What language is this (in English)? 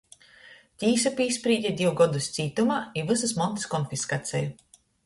Latgalian